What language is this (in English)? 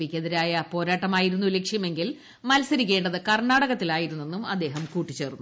Malayalam